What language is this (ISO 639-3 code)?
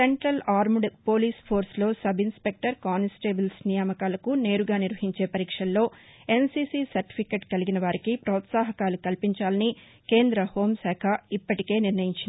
tel